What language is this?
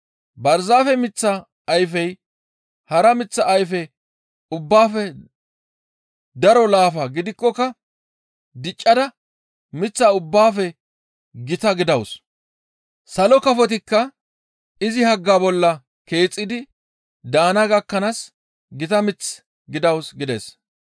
Gamo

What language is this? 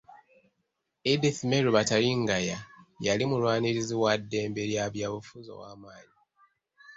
Ganda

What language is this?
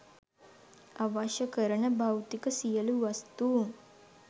Sinhala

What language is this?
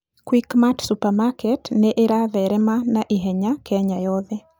Kikuyu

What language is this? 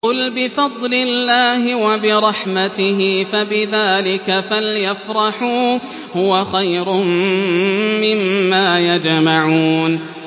Arabic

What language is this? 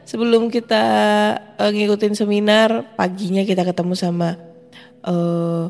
Indonesian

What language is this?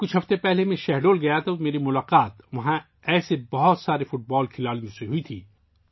Urdu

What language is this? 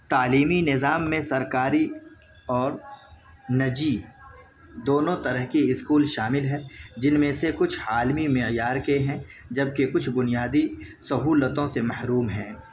Urdu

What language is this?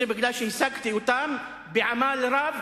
Hebrew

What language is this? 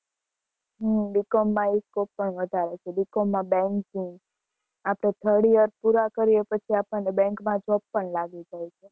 Gujarati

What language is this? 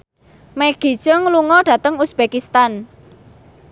Javanese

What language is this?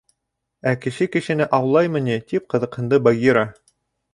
Bashkir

